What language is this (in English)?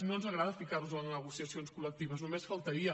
Catalan